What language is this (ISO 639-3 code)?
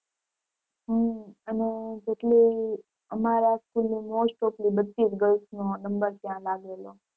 guj